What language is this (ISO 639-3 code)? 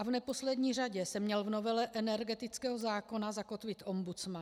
ces